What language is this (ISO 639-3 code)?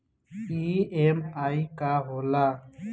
bho